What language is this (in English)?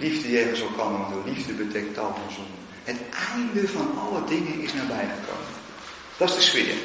Dutch